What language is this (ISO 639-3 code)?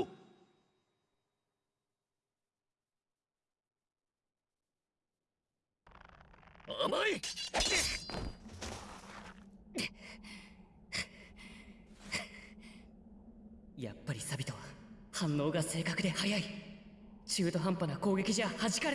jpn